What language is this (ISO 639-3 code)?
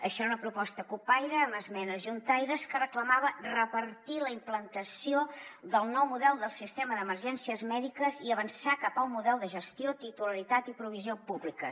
cat